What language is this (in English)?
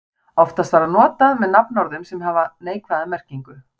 Icelandic